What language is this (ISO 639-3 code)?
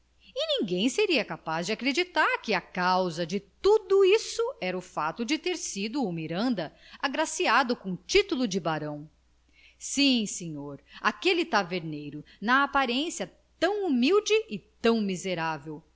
por